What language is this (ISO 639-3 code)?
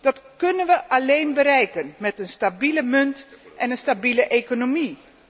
nld